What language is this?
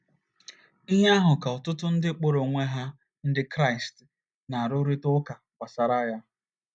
Igbo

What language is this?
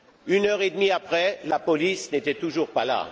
French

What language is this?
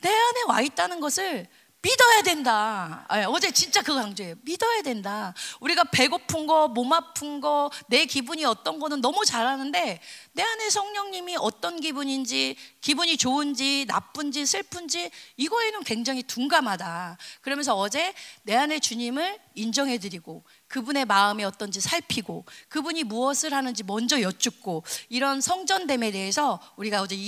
Korean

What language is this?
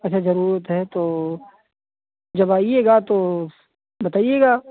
Hindi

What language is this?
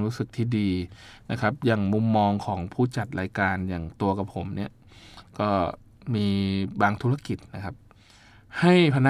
Thai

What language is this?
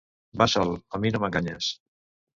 Catalan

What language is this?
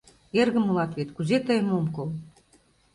Mari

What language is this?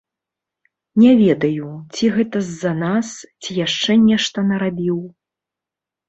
Belarusian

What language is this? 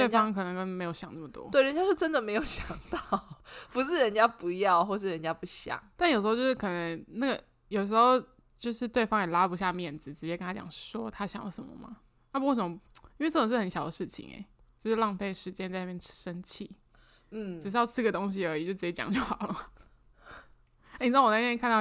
Chinese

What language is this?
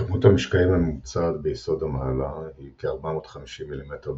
Hebrew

